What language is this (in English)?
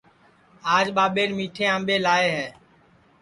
Sansi